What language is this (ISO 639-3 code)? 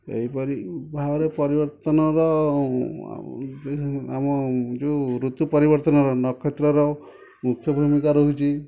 ori